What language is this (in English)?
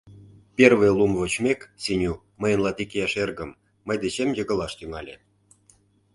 Mari